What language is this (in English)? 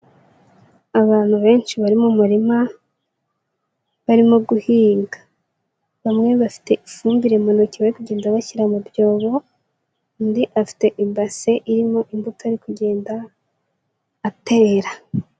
Kinyarwanda